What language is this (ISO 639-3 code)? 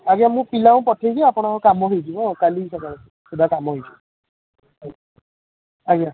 ori